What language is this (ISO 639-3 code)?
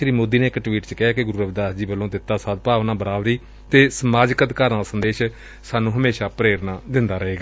pan